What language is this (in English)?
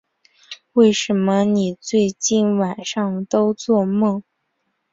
Chinese